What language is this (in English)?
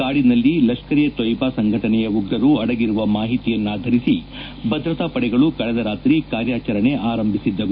Kannada